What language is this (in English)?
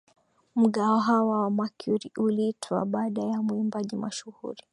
Swahili